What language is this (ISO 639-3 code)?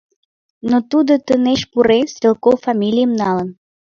chm